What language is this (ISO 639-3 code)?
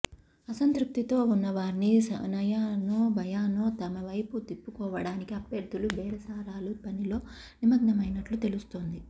tel